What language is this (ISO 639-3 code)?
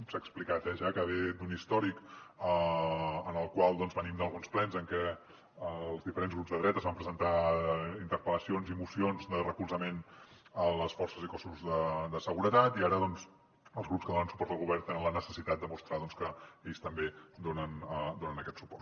cat